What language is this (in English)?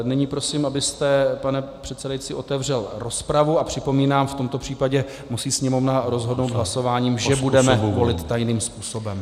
Czech